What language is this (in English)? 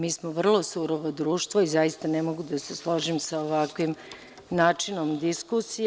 Serbian